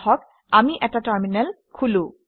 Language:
Assamese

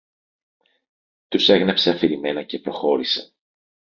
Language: Greek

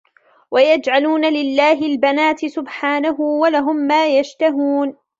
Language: Arabic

